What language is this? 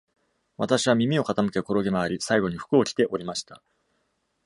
Japanese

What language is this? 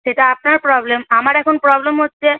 Bangla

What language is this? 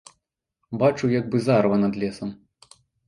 Belarusian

